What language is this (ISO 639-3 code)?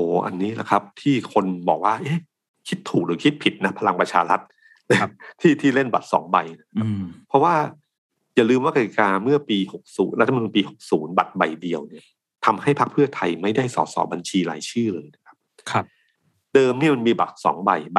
tha